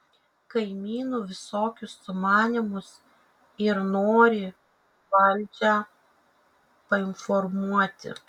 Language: Lithuanian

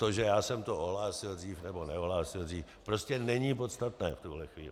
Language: Czech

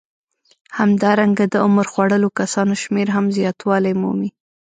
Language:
Pashto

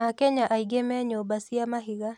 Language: Kikuyu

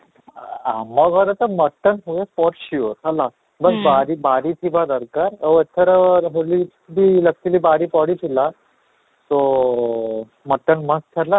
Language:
Odia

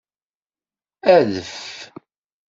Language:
Kabyle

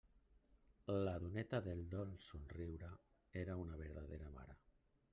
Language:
Catalan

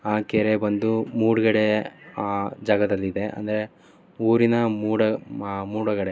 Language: Kannada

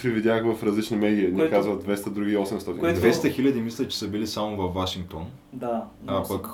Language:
Bulgarian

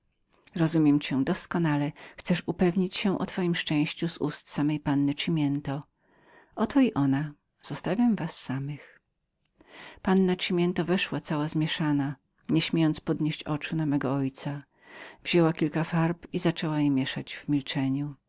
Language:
Polish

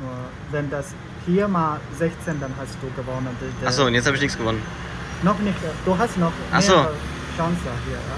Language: German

